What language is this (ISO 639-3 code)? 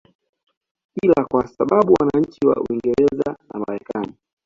swa